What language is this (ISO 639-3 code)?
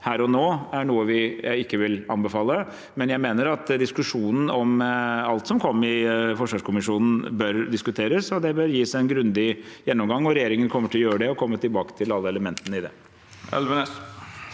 nor